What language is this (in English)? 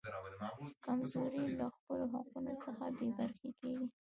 Pashto